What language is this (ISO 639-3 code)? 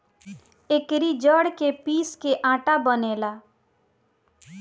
bho